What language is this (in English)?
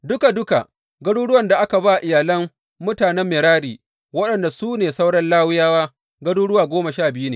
Hausa